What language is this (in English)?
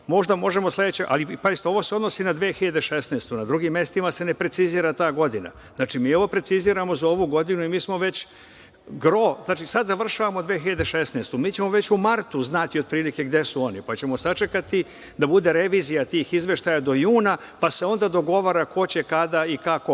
Serbian